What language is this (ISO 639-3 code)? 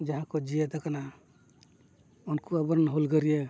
sat